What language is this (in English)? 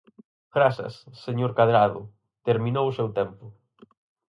Galician